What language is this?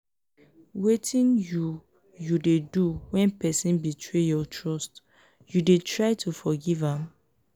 Nigerian Pidgin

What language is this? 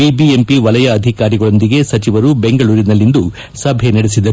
Kannada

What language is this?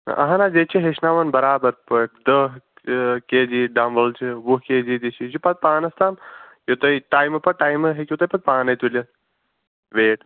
Kashmiri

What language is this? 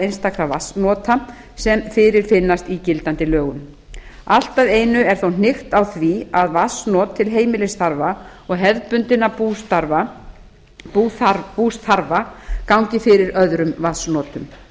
Icelandic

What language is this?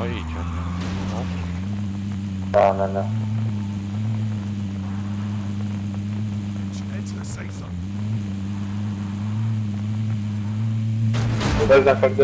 Romanian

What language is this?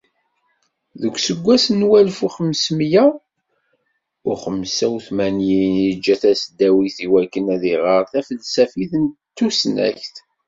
Kabyle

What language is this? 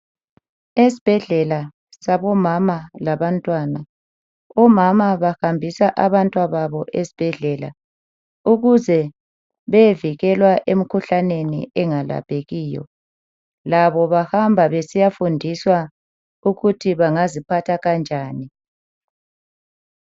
North Ndebele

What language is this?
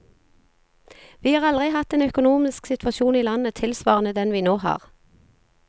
Norwegian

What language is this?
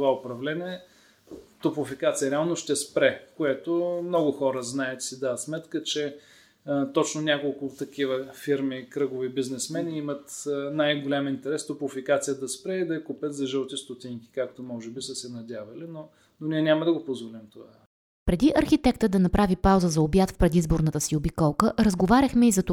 Bulgarian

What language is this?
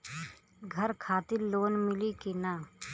Bhojpuri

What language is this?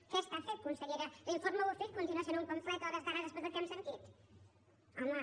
Catalan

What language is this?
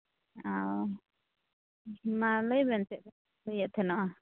Santali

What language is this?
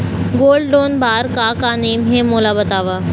Chhattisgarhi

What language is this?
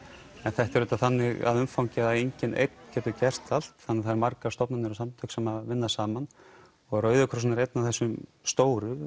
Icelandic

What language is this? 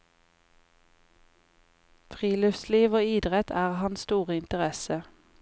Norwegian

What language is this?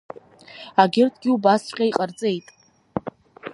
Abkhazian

